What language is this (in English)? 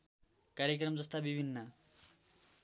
Nepali